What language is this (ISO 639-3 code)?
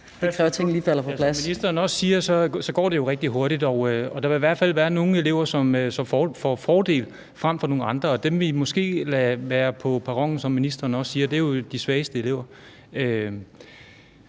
dan